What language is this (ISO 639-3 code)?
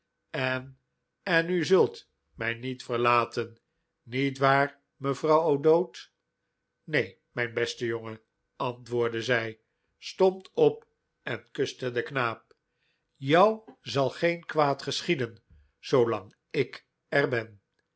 nld